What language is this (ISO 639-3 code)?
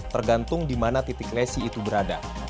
ind